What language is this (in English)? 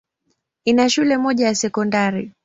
Swahili